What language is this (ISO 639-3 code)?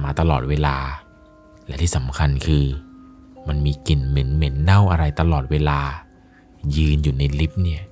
tha